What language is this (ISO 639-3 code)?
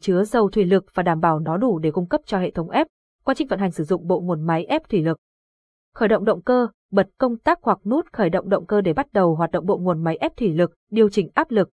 vie